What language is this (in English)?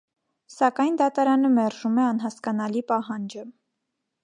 Armenian